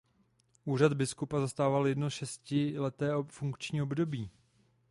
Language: Czech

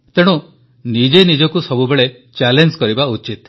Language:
Odia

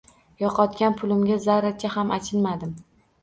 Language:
Uzbek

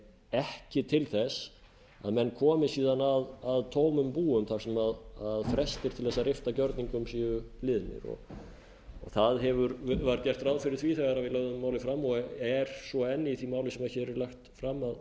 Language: Icelandic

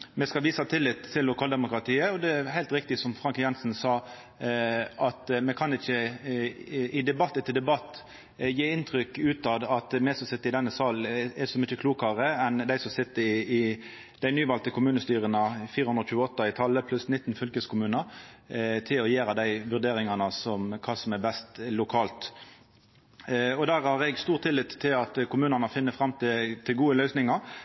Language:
Norwegian Nynorsk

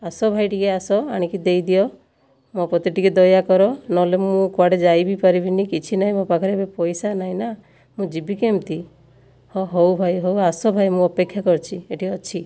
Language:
Odia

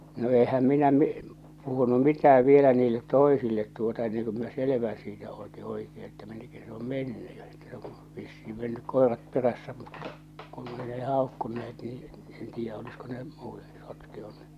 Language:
Finnish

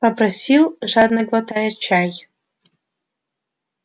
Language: Russian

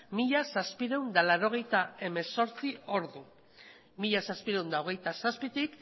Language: Basque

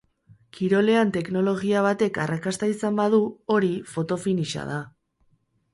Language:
Basque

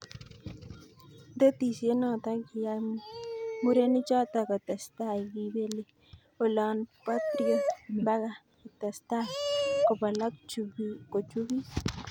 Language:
Kalenjin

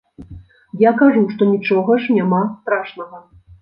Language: Belarusian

